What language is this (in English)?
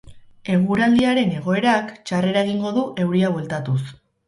Basque